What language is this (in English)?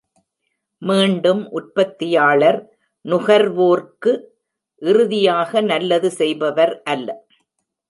Tamil